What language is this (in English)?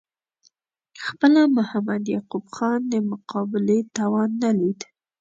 Pashto